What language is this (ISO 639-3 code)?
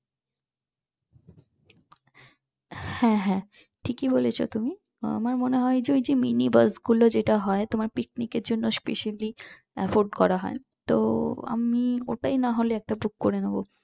ben